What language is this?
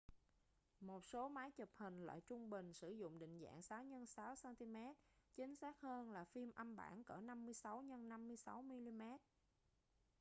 Vietnamese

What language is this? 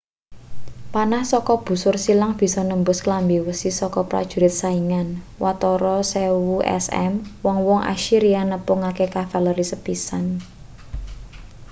Javanese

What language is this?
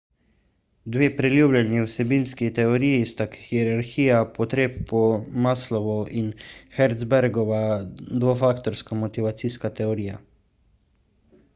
Slovenian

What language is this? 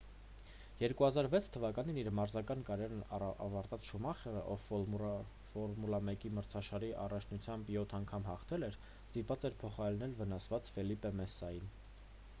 Armenian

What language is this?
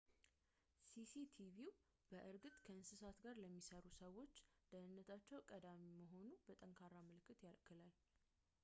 Amharic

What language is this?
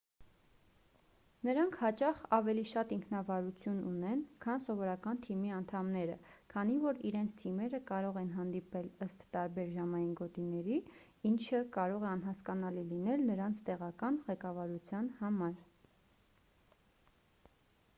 Armenian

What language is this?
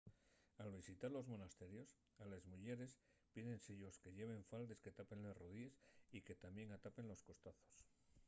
Asturian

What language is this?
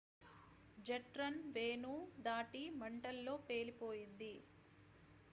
Telugu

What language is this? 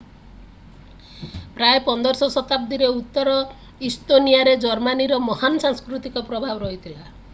Odia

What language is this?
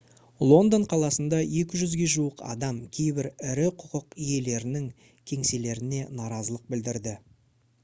Kazakh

